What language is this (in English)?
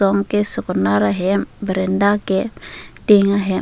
Karbi